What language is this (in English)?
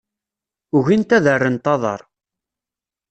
Kabyle